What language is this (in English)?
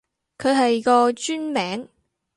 Cantonese